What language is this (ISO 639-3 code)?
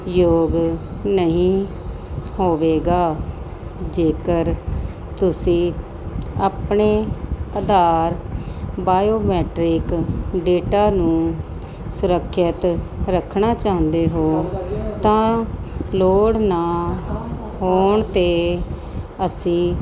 pan